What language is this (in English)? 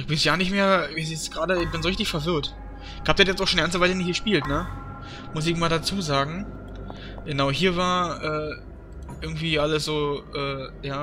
German